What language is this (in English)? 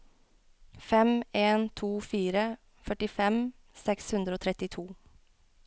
Norwegian